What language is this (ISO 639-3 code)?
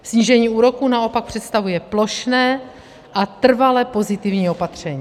ces